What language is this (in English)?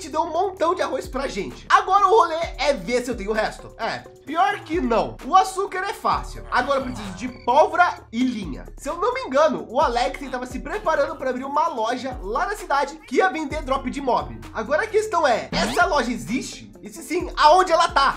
Portuguese